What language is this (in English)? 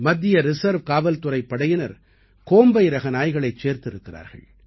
Tamil